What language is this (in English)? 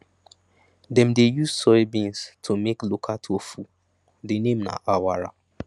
Nigerian Pidgin